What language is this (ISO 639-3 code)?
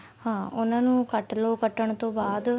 pan